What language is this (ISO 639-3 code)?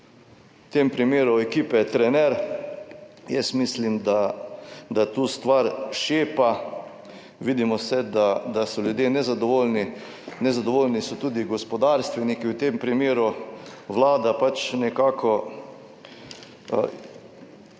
slv